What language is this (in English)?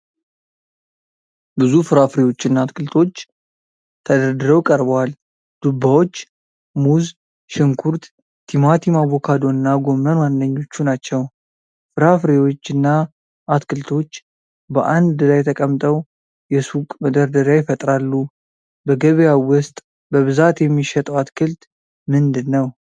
Amharic